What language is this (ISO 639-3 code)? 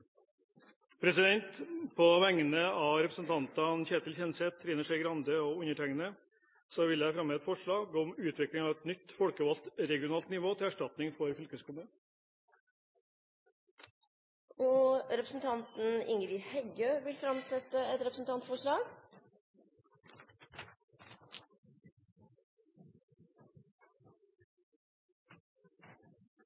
nor